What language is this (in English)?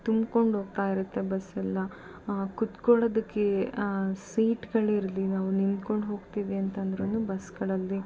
Kannada